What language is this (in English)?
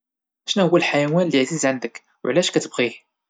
Moroccan Arabic